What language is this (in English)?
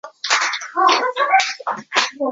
Chinese